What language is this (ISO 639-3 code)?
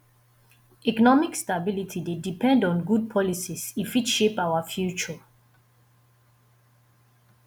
pcm